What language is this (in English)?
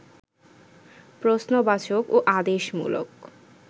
Bangla